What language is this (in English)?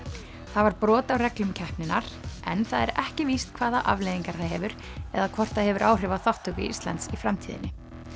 Icelandic